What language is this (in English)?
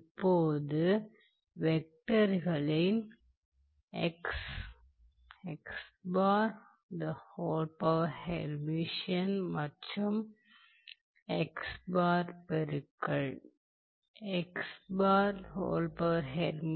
Tamil